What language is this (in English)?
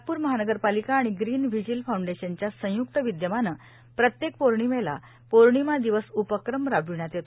Marathi